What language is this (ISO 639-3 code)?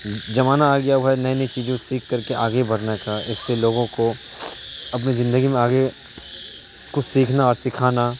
urd